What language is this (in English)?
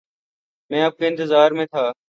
Urdu